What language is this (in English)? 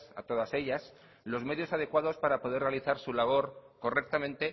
Spanish